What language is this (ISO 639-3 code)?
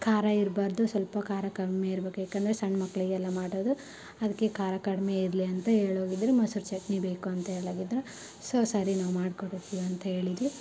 kan